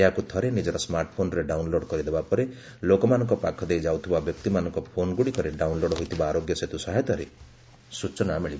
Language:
Odia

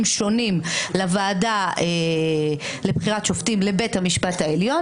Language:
Hebrew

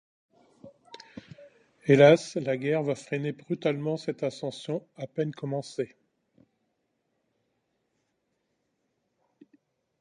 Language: French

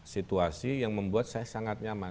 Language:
Indonesian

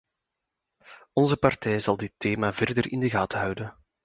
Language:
Dutch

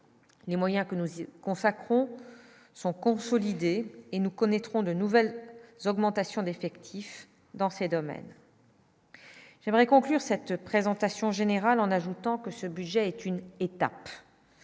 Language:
French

